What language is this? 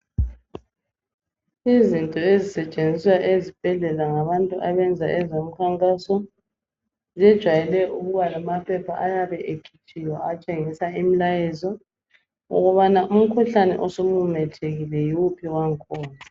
North Ndebele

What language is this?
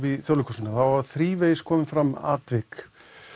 Icelandic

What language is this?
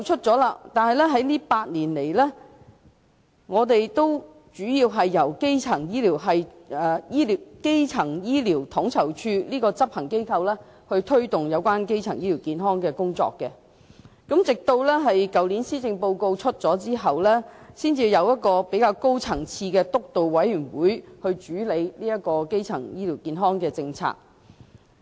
Cantonese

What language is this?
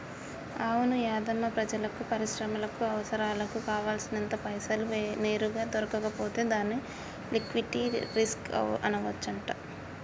Telugu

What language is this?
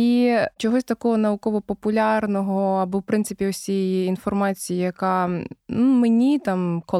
Ukrainian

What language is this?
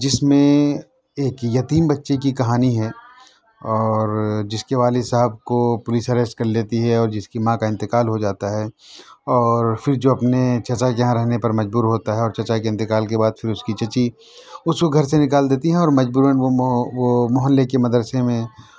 Urdu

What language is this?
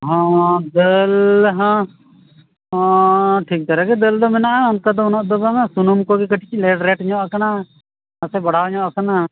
Santali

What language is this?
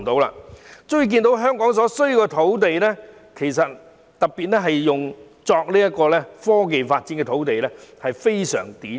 Cantonese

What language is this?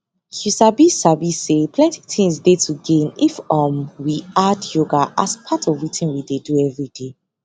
Nigerian Pidgin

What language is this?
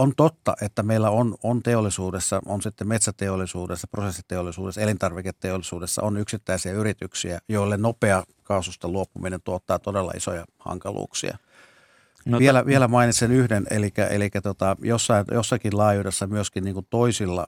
Finnish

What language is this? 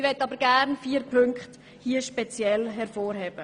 Swiss German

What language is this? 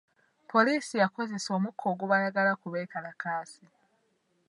Ganda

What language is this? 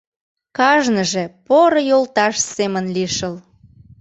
Mari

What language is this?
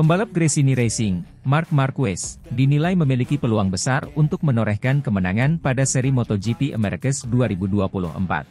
Indonesian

